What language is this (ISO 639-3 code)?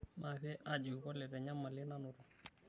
mas